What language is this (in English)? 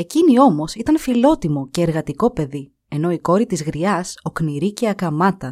Greek